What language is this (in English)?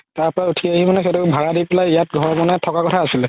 Assamese